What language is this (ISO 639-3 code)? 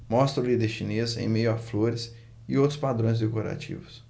por